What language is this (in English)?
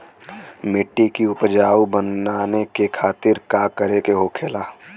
Bhojpuri